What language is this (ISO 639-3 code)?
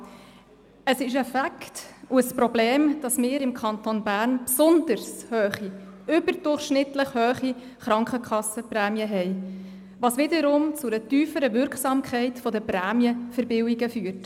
gsw